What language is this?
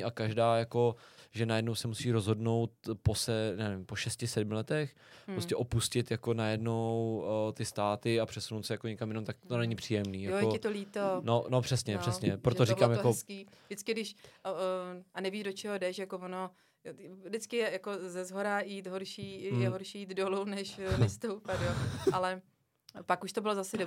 Czech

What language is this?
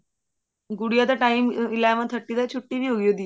Punjabi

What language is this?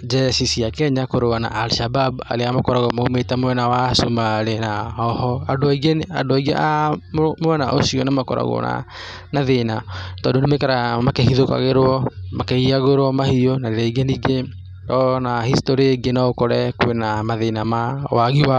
Kikuyu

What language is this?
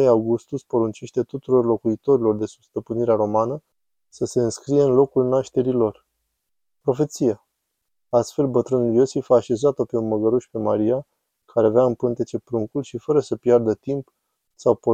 Romanian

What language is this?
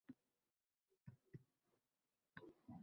Uzbek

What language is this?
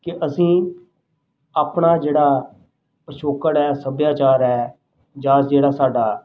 Punjabi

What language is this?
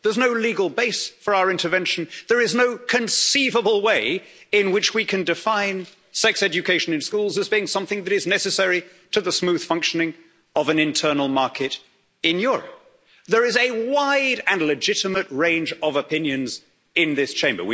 English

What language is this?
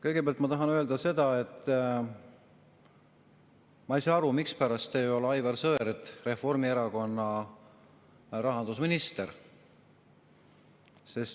Estonian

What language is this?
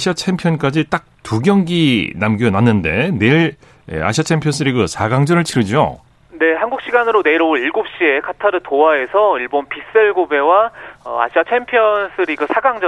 Korean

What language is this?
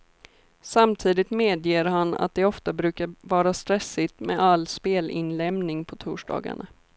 Swedish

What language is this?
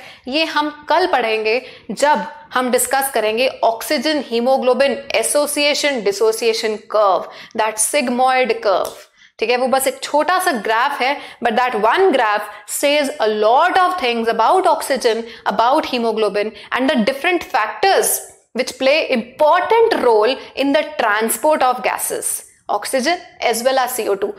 Hindi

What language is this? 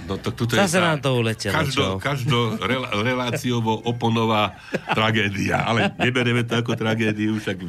Slovak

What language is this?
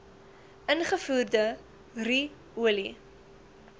Afrikaans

